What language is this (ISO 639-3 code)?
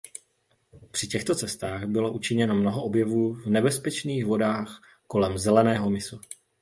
ces